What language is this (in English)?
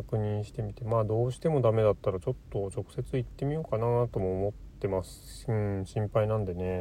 Japanese